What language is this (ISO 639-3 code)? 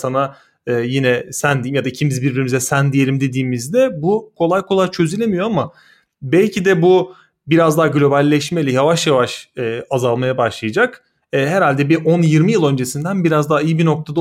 tur